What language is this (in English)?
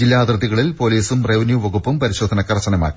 Malayalam